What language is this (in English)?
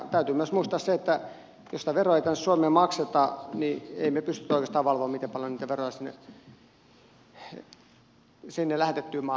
Finnish